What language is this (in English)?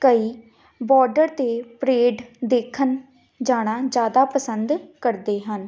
Punjabi